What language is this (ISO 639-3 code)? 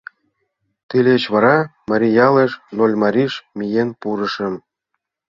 chm